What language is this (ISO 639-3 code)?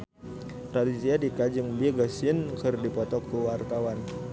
sun